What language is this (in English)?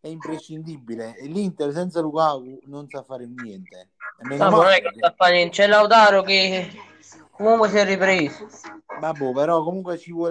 Italian